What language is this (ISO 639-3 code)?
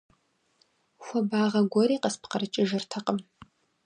kbd